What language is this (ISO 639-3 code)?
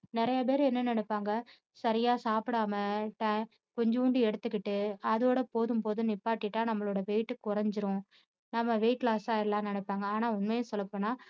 tam